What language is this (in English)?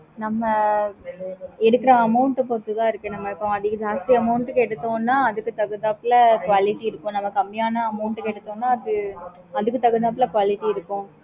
Tamil